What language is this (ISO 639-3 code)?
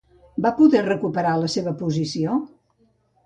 cat